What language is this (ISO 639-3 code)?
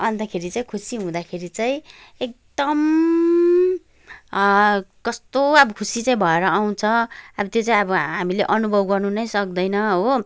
nep